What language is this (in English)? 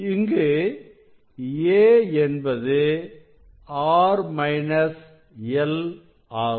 Tamil